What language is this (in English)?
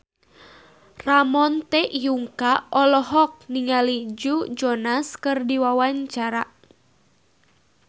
Sundanese